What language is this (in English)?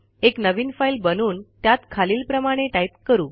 Marathi